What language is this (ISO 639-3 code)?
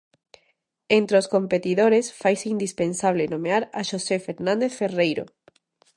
glg